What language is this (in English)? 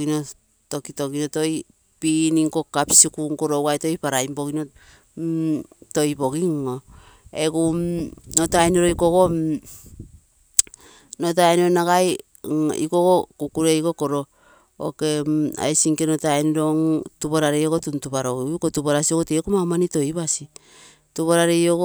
Terei